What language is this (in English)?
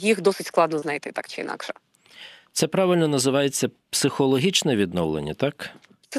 Ukrainian